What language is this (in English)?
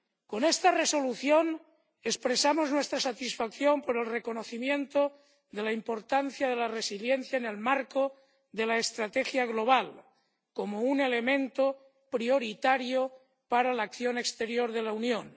Spanish